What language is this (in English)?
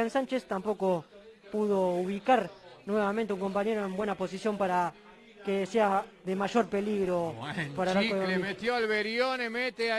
Spanish